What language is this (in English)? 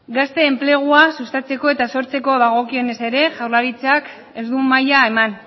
Basque